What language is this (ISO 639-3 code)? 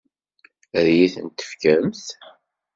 kab